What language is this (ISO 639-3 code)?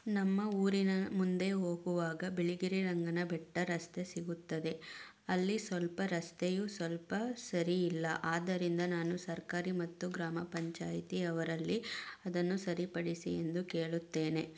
kan